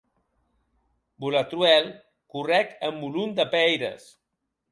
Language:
Occitan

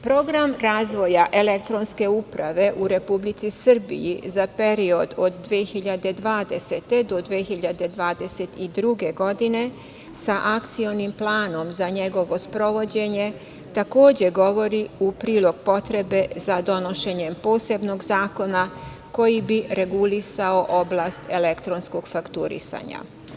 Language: Serbian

